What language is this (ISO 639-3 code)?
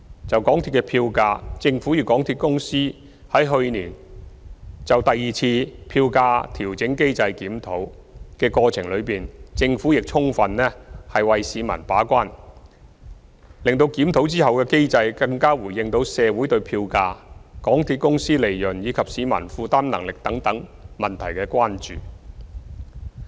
yue